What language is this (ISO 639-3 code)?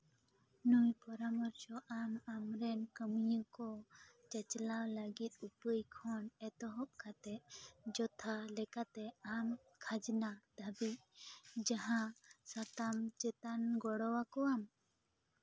sat